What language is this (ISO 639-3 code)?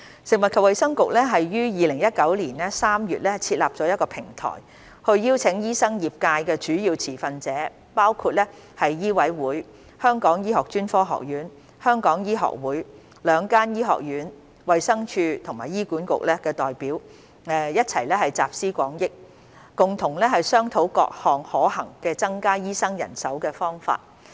yue